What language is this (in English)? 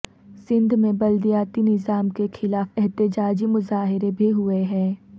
Urdu